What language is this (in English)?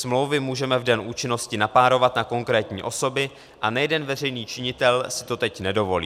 Czech